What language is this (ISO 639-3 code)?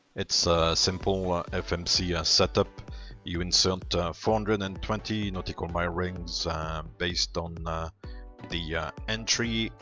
eng